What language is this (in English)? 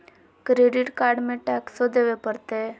Magahi